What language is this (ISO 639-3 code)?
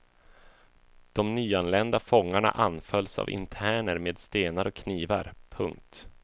swe